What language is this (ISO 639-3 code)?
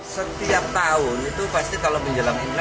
ind